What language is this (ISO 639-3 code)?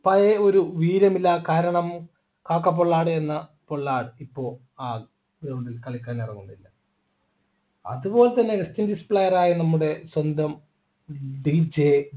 mal